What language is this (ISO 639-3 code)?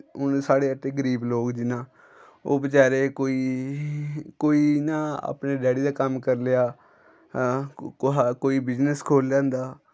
doi